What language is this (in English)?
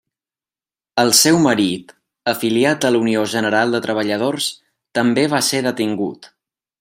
Catalan